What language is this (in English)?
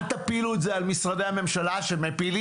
Hebrew